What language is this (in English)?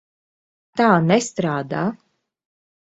Latvian